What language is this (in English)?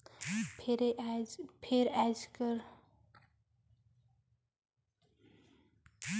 Chhattisgarhi